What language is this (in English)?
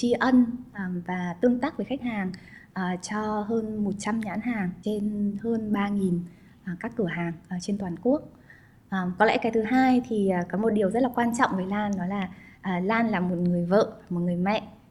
Vietnamese